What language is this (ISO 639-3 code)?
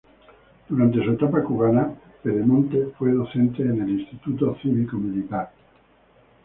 spa